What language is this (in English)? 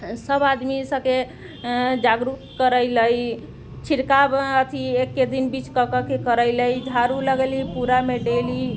Maithili